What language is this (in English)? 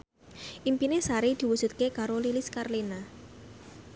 Javanese